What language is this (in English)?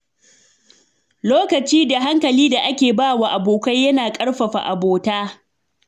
Hausa